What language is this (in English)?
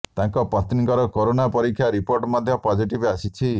Odia